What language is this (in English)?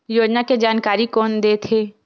Chhattisgarhi